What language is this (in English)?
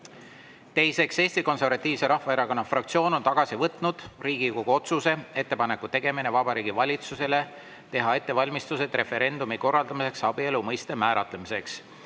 Estonian